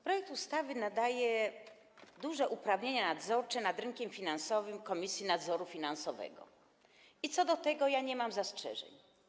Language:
Polish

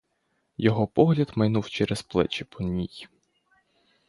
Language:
Ukrainian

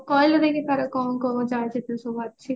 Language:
Odia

